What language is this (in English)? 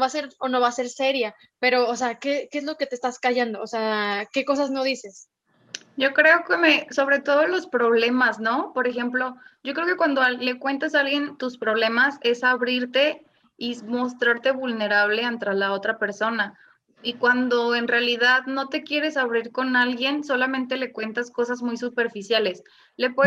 Spanish